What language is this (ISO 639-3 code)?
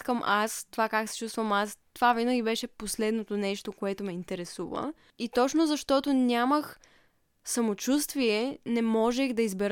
bul